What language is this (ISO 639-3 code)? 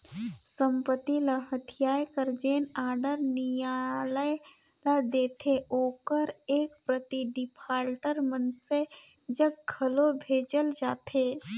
hne